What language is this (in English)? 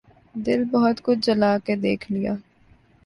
Urdu